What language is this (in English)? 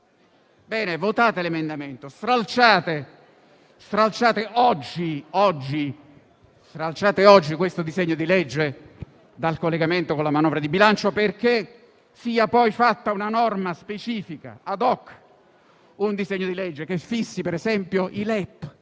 Italian